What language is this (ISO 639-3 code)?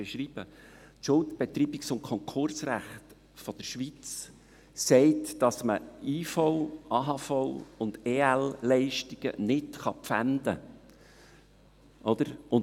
gsw